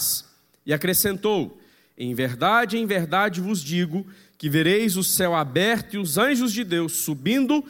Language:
Portuguese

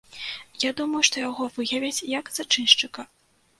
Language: Belarusian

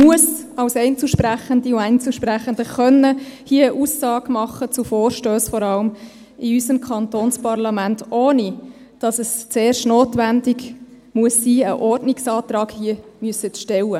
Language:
Swiss German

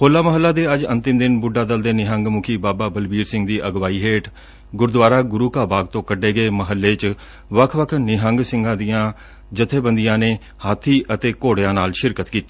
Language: Punjabi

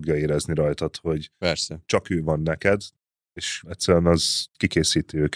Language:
Hungarian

